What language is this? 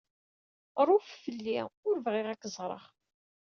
Kabyle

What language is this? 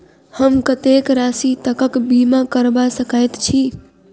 Maithili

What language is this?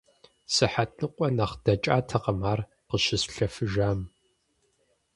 Kabardian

